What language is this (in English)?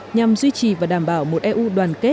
Vietnamese